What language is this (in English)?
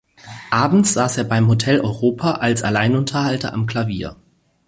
German